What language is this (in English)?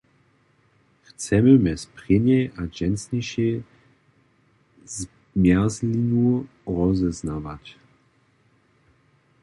Upper Sorbian